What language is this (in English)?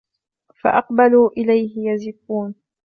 Arabic